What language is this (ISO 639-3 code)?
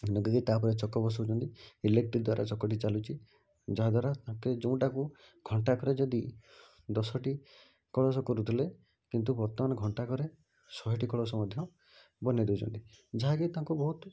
ori